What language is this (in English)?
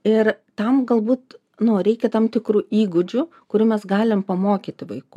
Lithuanian